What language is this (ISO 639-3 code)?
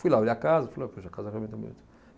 por